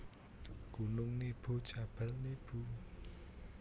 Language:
Javanese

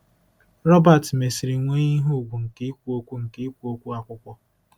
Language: Igbo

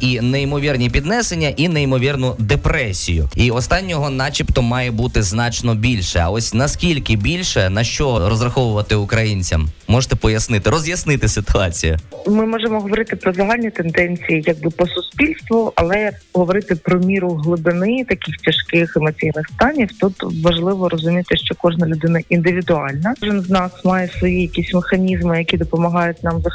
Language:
Ukrainian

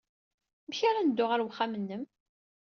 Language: Kabyle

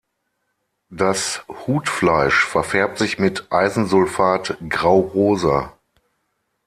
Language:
German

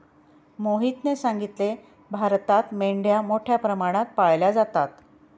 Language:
Marathi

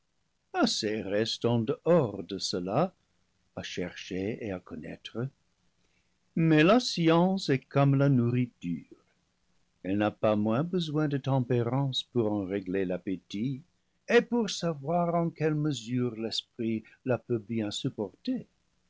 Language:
French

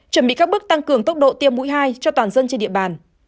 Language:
Vietnamese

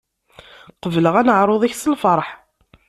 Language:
Kabyle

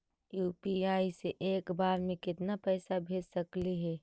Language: Magahi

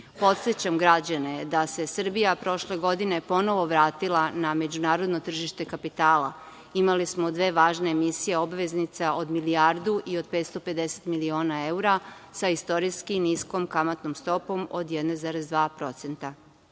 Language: Serbian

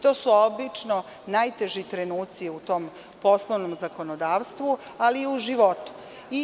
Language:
Serbian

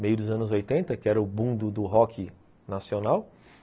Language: Portuguese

